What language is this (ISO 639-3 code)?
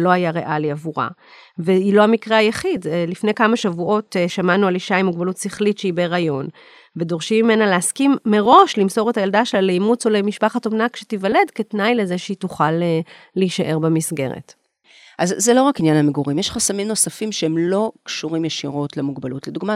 heb